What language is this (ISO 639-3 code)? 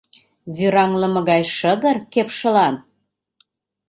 chm